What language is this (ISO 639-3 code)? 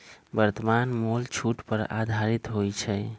mag